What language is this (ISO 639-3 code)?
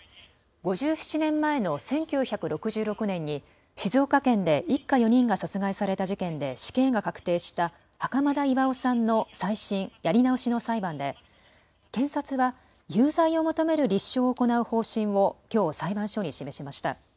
jpn